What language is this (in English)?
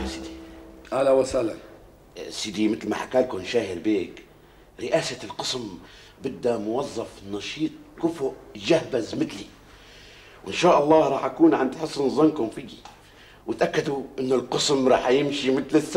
Arabic